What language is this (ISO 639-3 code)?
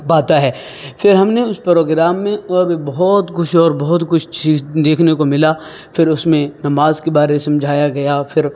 urd